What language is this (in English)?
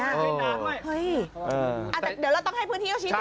Thai